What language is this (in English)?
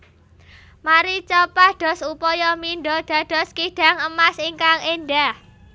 Javanese